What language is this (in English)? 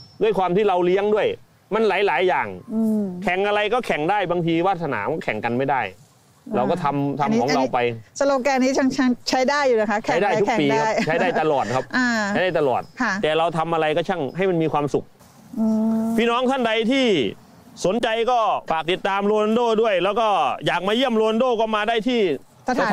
Thai